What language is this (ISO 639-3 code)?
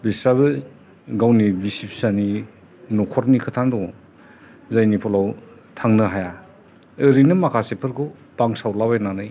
brx